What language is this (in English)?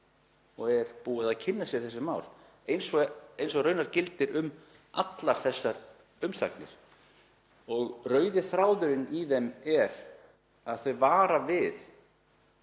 Icelandic